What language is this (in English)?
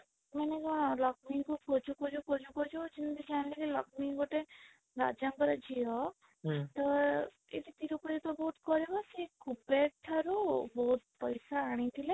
Odia